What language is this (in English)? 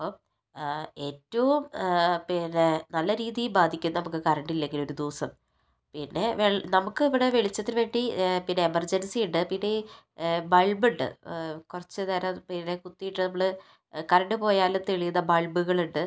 Malayalam